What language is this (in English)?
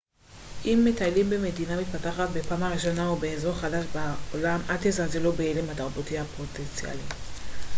Hebrew